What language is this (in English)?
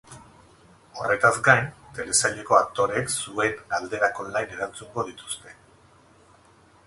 Basque